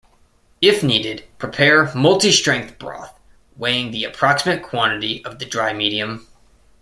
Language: English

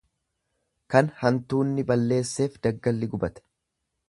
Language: Oromo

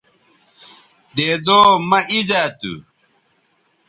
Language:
Bateri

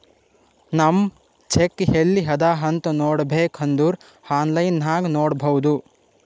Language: Kannada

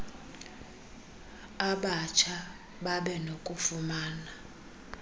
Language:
Xhosa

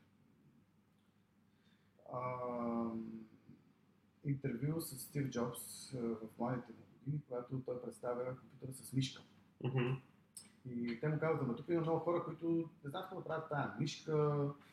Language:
Bulgarian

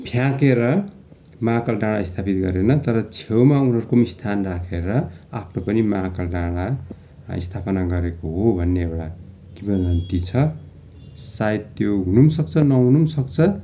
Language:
Nepali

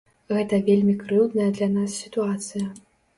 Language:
Belarusian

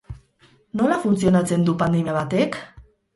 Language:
Basque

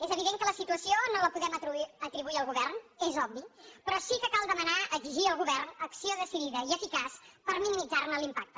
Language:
Catalan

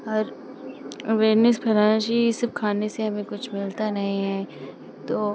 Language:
Hindi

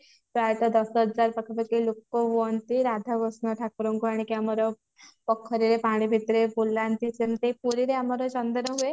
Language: Odia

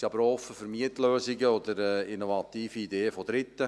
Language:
Swiss German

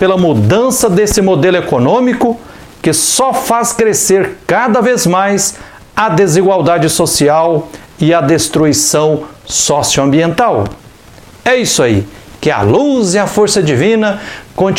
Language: Portuguese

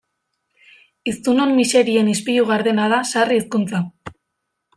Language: Basque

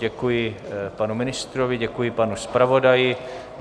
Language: Czech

